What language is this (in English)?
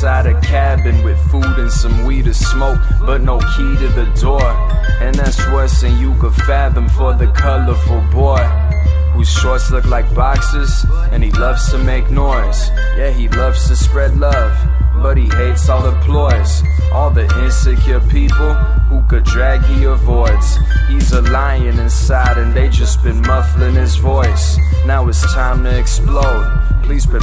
English